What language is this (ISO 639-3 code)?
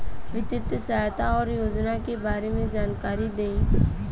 bho